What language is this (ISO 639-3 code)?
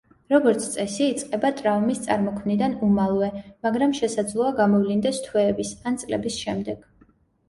kat